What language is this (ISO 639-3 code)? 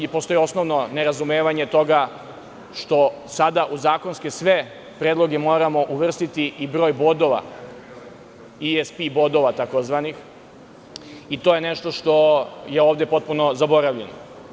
srp